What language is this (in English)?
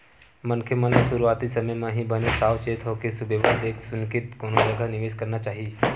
Chhattisgarhi